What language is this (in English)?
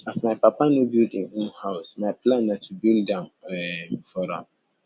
Nigerian Pidgin